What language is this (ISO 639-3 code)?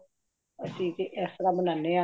pan